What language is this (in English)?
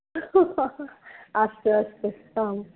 Sanskrit